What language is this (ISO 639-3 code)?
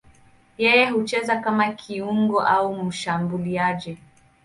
swa